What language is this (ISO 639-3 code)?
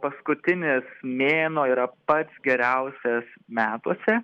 lit